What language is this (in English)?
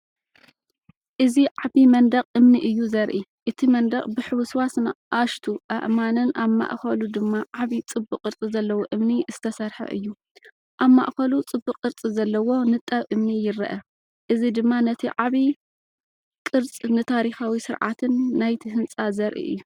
Tigrinya